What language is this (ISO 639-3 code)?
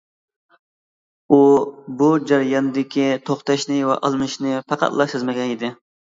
uig